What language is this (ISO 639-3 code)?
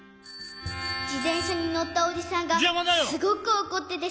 jpn